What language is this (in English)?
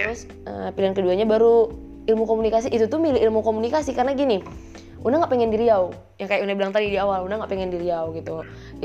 Indonesian